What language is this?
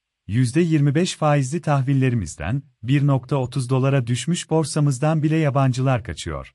Turkish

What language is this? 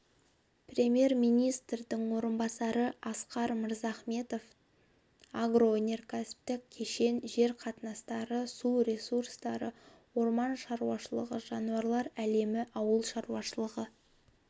Kazakh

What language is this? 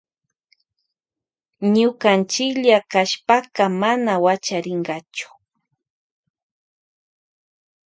Loja Highland Quichua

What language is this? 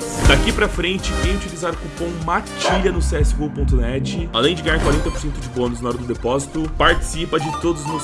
Portuguese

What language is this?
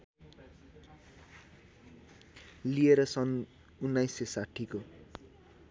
Nepali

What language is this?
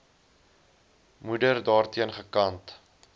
Afrikaans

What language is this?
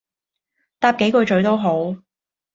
Cantonese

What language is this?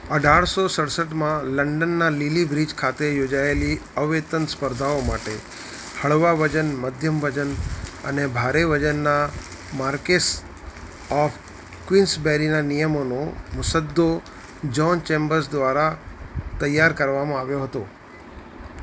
Gujarati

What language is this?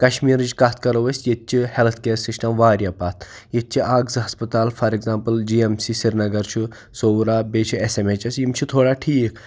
Kashmiri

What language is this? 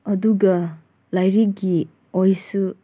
Manipuri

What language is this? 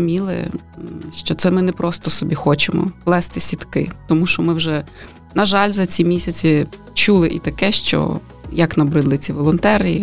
Ukrainian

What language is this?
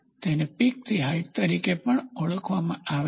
Gujarati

